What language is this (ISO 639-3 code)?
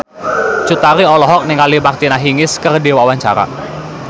sun